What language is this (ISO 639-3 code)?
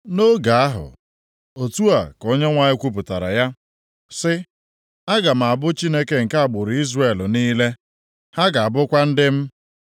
ibo